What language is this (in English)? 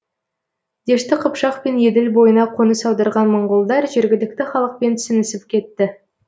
Kazakh